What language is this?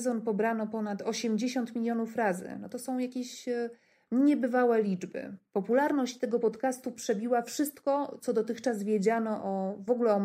Polish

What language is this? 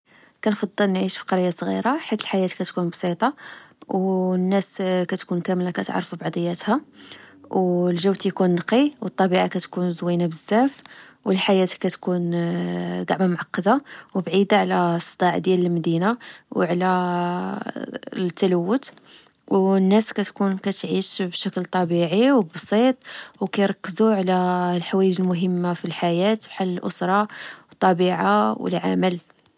Moroccan Arabic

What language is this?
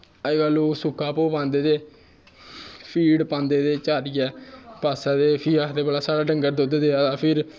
Dogri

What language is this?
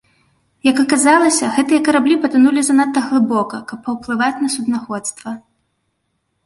Belarusian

